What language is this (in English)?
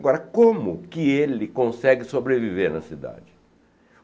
Portuguese